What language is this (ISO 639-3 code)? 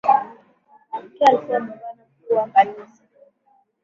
swa